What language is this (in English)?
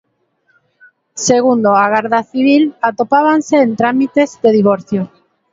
Galician